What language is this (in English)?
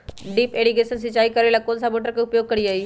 Magahi